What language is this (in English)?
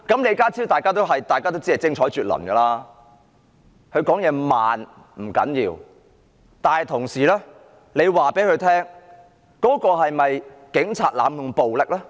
Cantonese